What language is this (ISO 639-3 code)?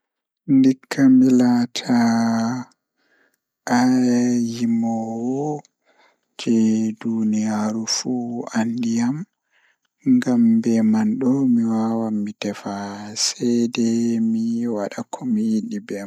ful